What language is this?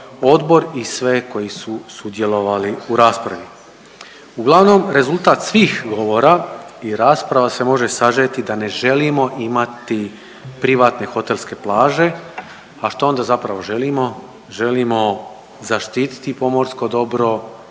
Croatian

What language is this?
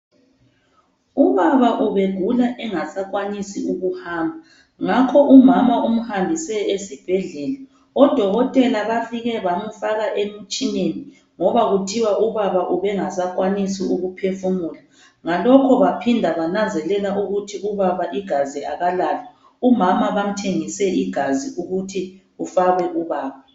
North Ndebele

